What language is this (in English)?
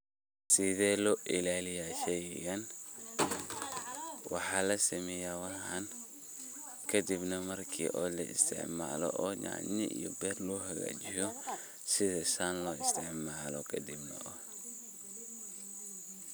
Somali